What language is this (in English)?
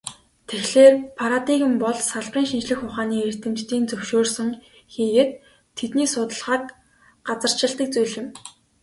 Mongolian